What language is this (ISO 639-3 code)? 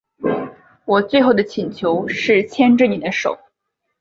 zho